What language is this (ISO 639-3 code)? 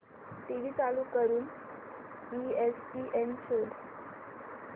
mar